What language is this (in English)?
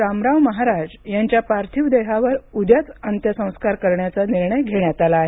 Marathi